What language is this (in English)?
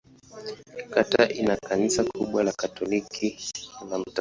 Swahili